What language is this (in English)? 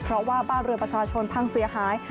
Thai